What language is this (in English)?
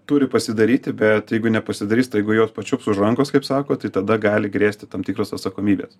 Lithuanian